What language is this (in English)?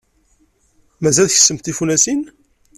Kabyle